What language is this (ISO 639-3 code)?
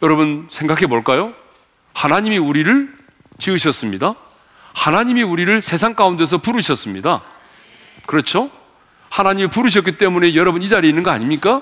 kor